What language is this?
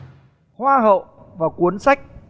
Vietnamese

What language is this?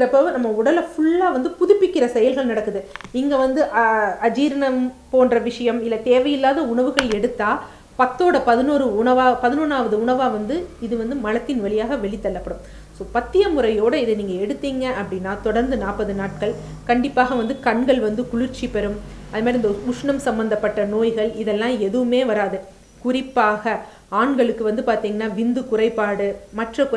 Dutch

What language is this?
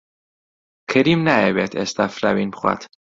Central Kurdish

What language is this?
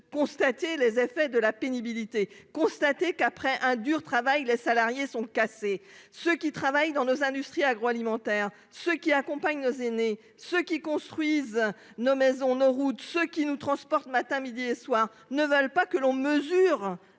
French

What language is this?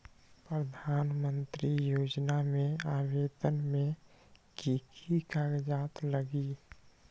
Magahi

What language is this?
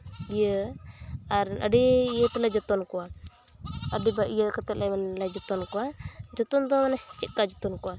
Santali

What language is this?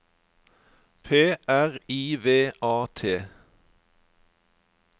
Norwegian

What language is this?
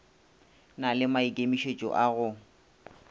Northern Sotho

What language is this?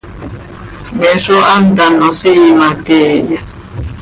Seri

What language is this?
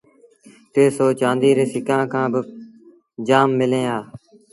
Sindhi Bhil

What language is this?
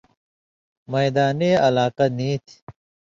Indus Kohistani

